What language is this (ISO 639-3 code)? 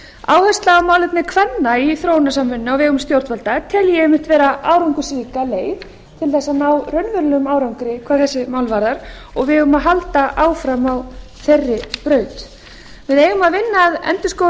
isl